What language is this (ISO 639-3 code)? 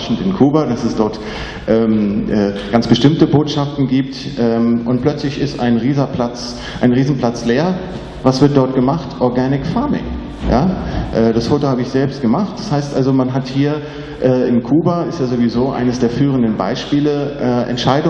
deu